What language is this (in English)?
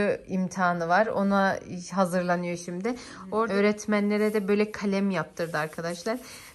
Turkish